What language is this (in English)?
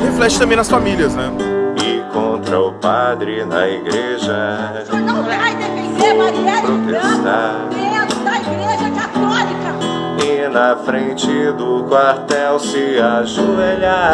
Portuguese